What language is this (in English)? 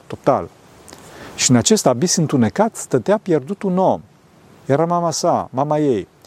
Romanian